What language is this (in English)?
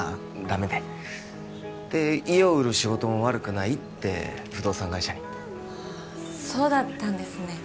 Japanese